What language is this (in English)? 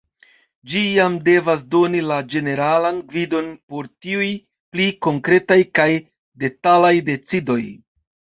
Esperanto